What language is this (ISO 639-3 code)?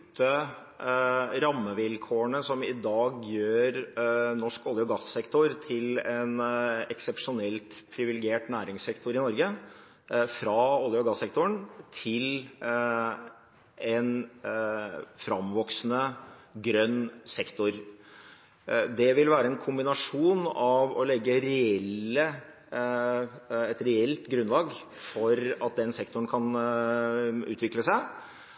nob